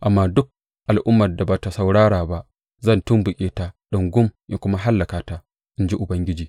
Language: Hausa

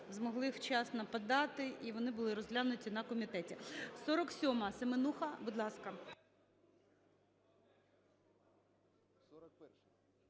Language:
Ukrainian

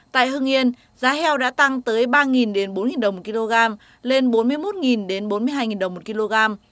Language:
Vietnamese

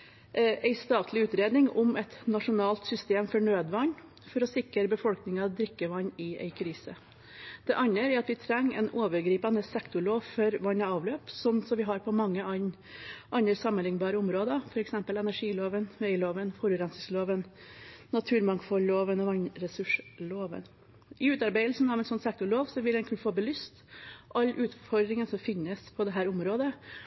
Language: Norwegian Bokmål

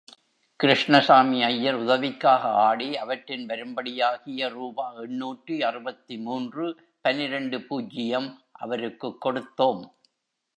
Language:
Tamil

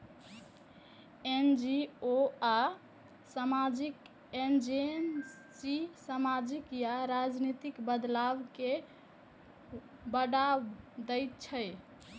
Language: Maithili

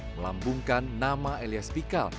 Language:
Indonesian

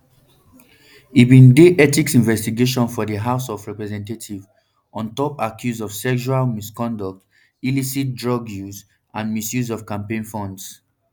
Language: Nigerian Pidgin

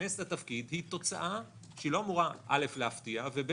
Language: Hebrew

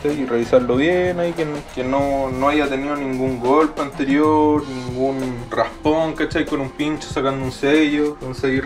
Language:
Spanish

